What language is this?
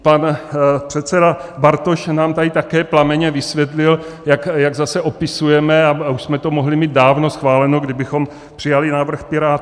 Czech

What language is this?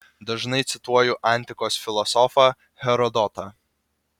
Lithuanian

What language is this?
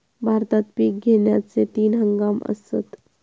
Marathi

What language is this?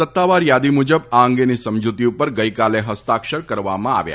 Gujarati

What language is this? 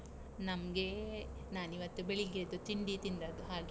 Kannada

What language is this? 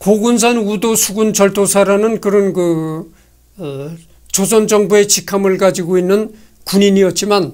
Korean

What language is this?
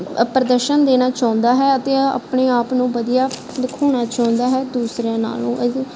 Punjabi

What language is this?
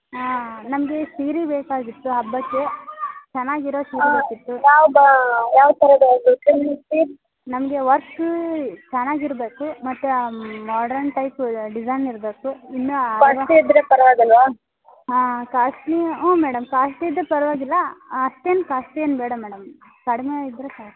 Kannada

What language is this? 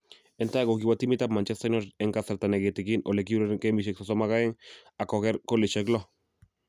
Kalenjin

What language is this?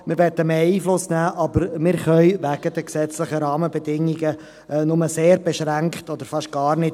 Swiss German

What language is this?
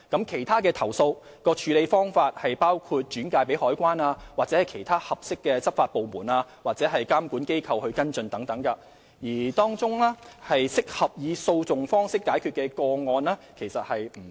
Cantonese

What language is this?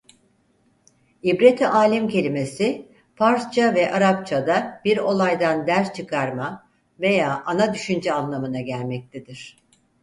Turkish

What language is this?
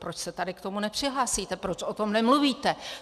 Czech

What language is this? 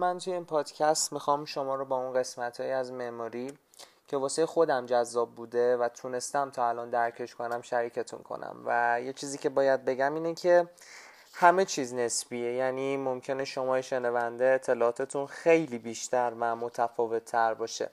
Persian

